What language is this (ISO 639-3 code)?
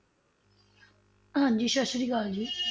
pan